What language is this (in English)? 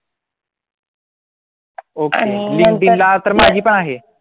Marathi